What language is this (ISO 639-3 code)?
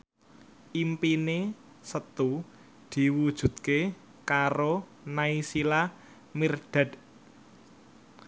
jav